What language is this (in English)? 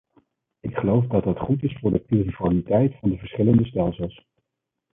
Dutch